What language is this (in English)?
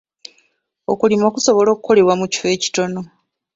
Ganda